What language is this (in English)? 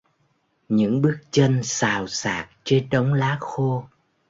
Vietnamese